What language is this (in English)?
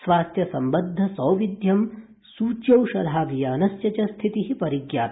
Sanskrit